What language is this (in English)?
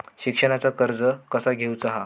Marathi